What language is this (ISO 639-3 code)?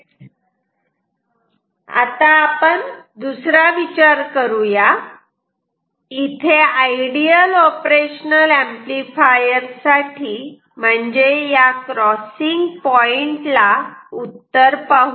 mar